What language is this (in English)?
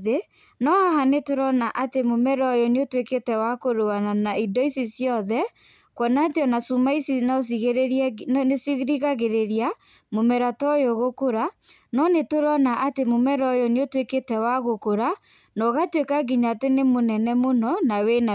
Kikuyu